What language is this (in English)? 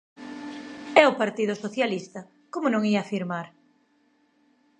Galician